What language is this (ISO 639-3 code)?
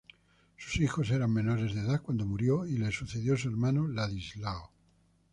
spa